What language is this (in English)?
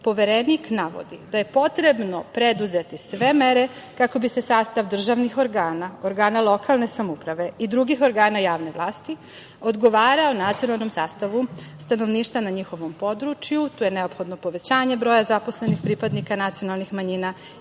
Serbian